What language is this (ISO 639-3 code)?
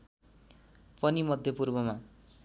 nep